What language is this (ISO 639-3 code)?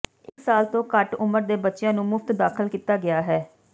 pan